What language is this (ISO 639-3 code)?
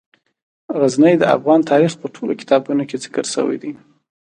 pus